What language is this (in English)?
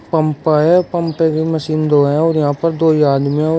Hindi